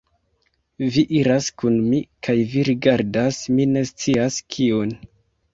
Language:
Esperanto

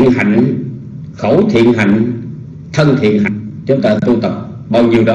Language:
Vietnamese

